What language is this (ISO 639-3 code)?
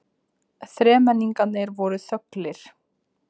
isl